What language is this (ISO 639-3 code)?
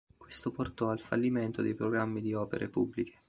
ita